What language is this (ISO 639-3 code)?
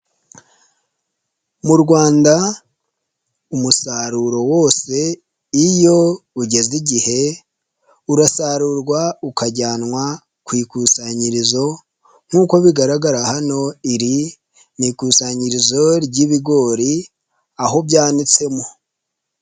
kin